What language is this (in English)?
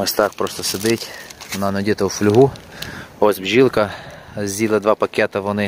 Ukrainian